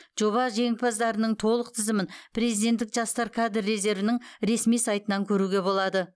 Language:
Kazakh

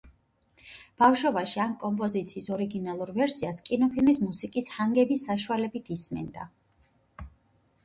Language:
Georgian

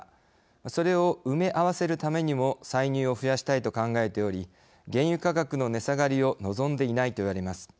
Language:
Japanese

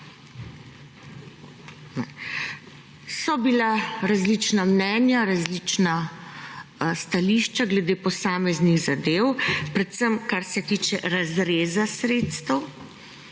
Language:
Slovenian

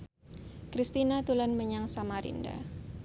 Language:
Javanese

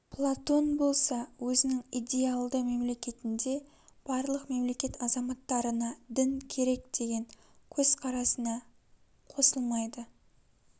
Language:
Kazakh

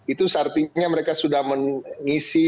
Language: Indonesian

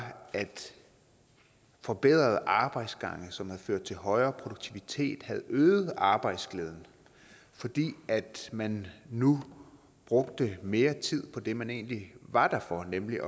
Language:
Danish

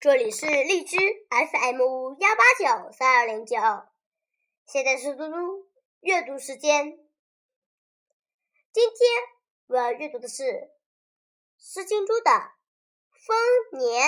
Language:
Chinese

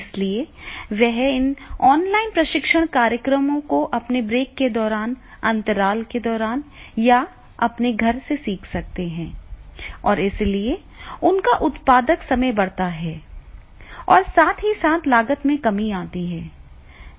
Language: Hindi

